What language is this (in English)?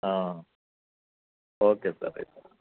Telugu